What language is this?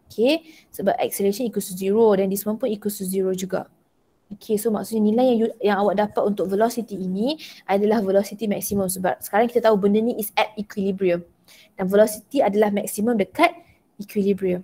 Malay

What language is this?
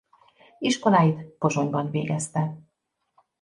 Hungarian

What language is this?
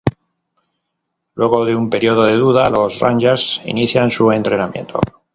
Spanish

